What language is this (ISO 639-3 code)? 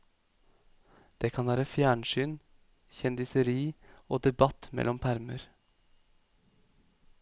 nor